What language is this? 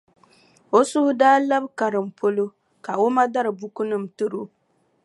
Dagbani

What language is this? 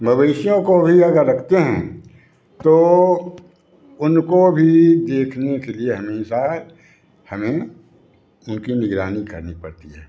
Hindi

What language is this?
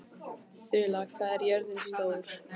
Icelandic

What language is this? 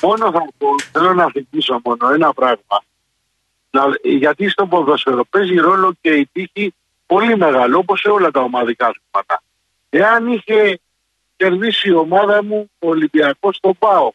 Greek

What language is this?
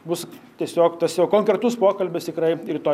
Lithuanian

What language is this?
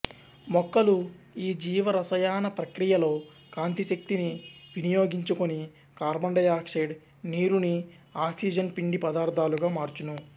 Telugu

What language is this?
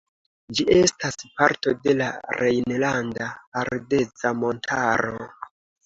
Esperanto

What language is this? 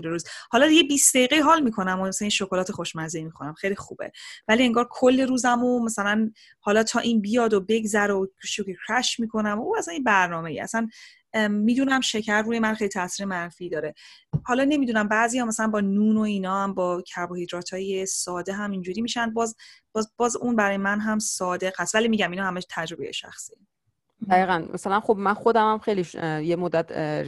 Persian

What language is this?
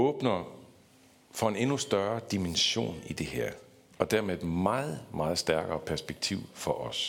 Danish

